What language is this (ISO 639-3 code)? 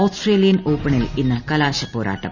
mal